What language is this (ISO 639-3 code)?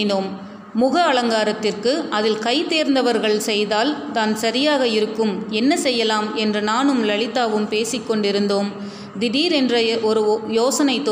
tam